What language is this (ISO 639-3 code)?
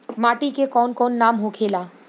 bho